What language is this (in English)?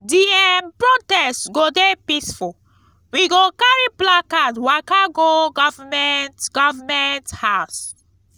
Nigerian Pidgin